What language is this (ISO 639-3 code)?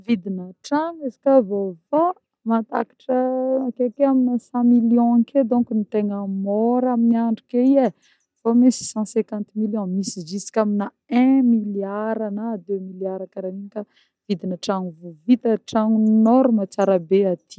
bmm